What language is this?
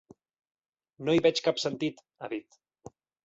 Catalan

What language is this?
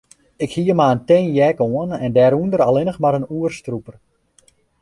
Western Frisian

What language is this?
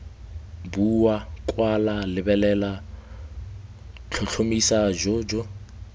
Tswana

